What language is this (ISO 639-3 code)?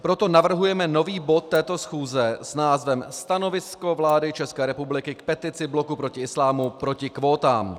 ces